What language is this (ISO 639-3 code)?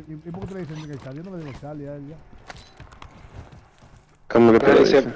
spa